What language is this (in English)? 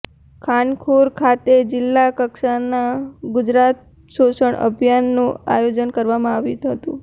Gujarati